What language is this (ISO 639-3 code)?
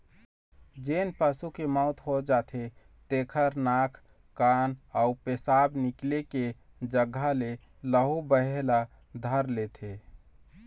hne